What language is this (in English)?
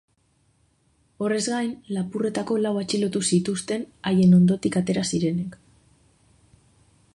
Basque